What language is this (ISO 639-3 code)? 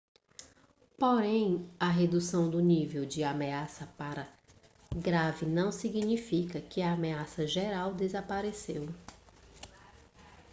por